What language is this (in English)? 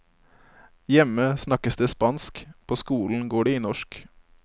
Norwegian